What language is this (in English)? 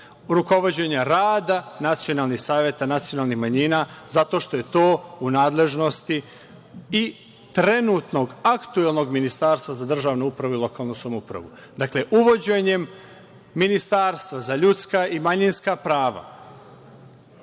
Serbian